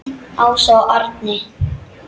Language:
Icelandic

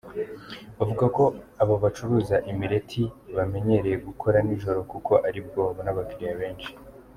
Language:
Kinyarwanda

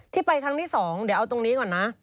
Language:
Thai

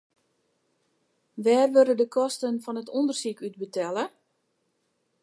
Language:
Western Frisian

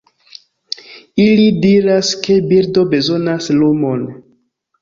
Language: Esperanto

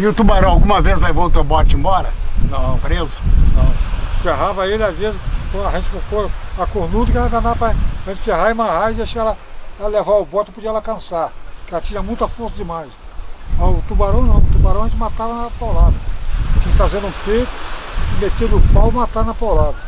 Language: Portuguese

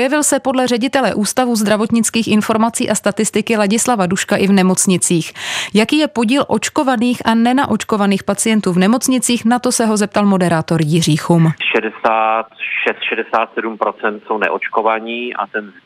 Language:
Czech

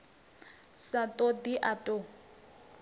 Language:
Venda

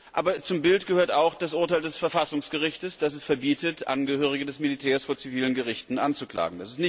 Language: German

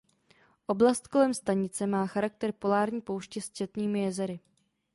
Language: Czech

